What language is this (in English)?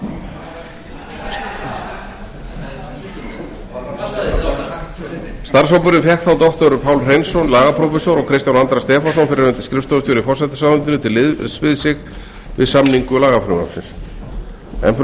Icelandic